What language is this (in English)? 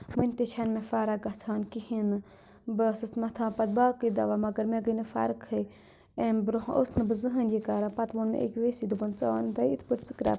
Kashmiri